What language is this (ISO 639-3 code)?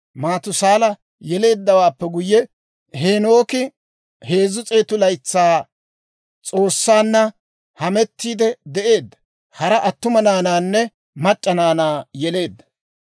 dwr